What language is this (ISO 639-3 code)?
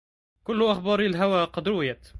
ara